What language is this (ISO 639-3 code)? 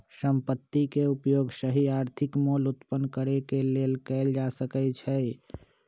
mag